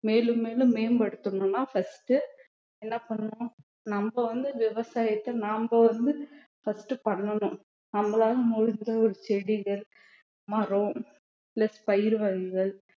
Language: Tamil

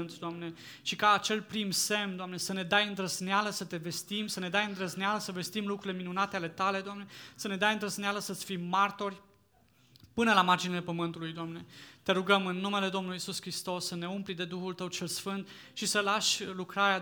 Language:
Romanian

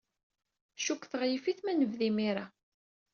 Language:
Kabyle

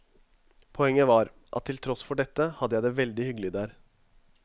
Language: Norwegian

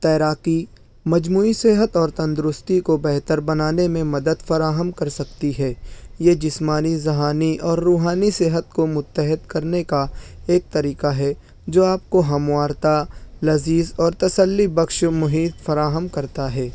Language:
Urdu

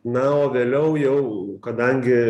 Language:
Lithuanian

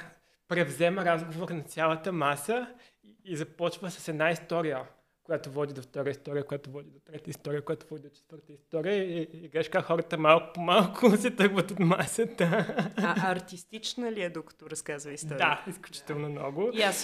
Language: Bulgarian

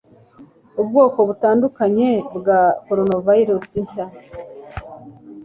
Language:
Kinyarwanda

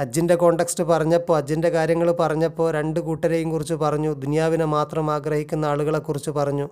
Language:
Malayalam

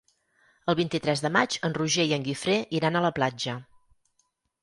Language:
Catalan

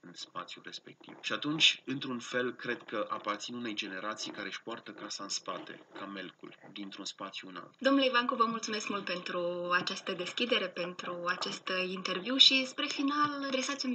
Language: Romanian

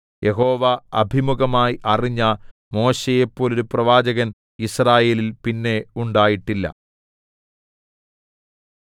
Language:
Malayalam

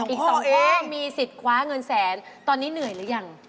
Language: Thai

